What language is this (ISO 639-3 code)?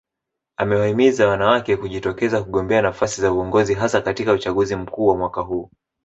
swa